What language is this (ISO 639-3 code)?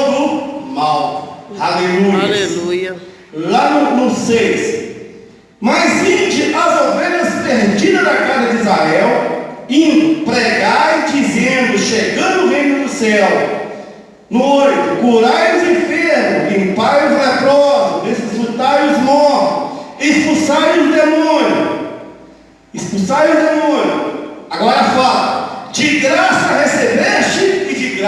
por